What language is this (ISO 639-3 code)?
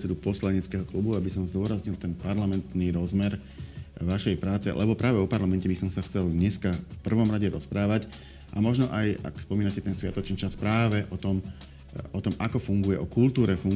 slk